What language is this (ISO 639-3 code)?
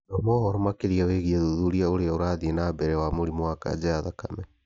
kik